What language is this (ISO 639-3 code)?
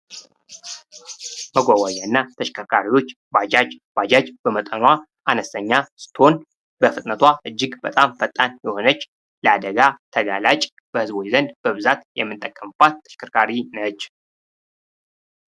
amh